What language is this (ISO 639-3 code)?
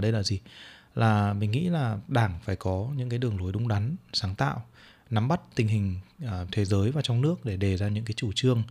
vie